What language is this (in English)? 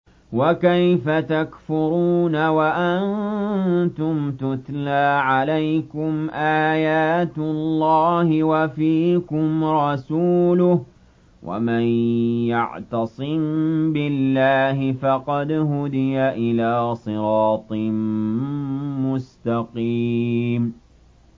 Arabic